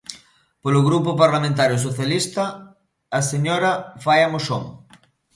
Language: Galician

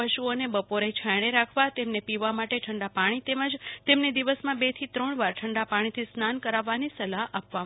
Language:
Gujarati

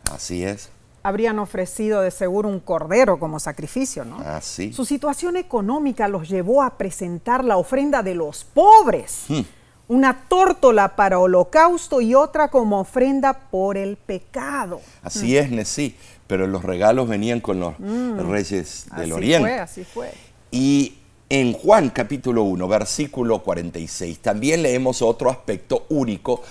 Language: Spanish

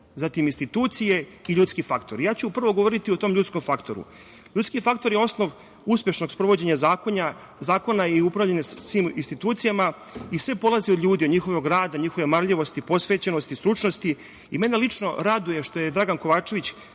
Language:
Serbian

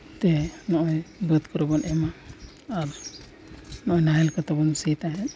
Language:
Santali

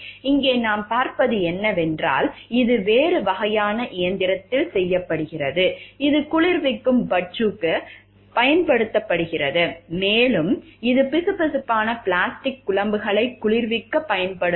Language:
Tamil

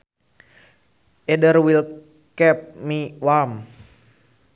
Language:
Sundanese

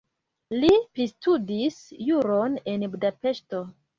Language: Esperanto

